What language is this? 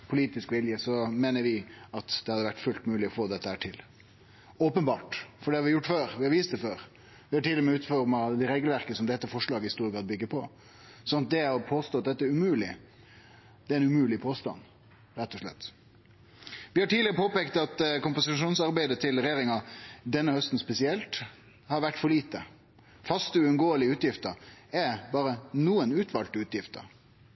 Norwegian Nynorsk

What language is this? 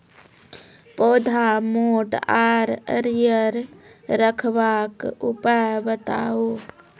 Maithili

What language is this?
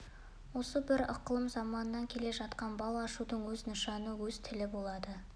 Kazakh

